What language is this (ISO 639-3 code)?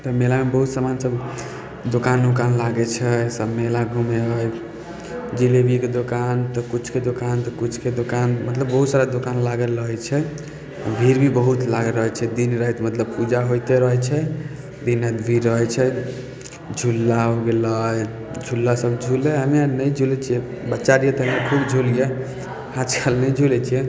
mai